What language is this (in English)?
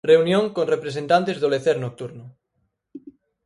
Galician